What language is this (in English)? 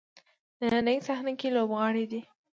Pashto